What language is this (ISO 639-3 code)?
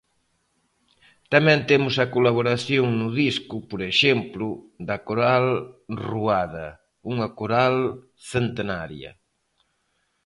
glg